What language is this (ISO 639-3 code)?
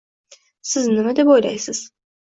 uzb